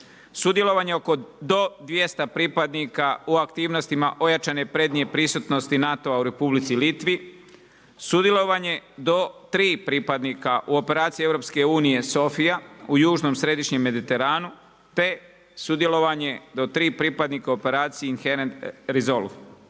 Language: Croatian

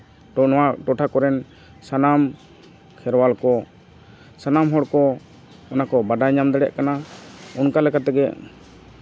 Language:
Santali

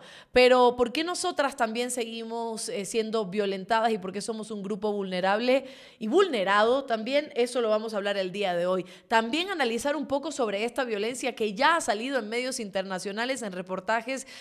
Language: Spanish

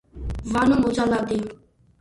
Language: Georgian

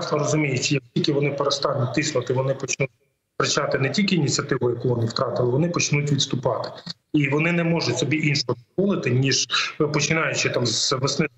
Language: Ukrainian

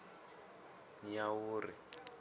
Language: Tsonga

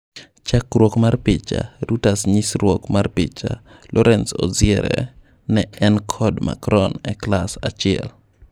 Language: Luo (Kenya and Tanzania)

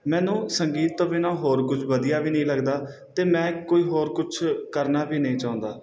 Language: Punjabi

